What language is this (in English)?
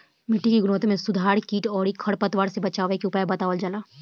Bhojpuri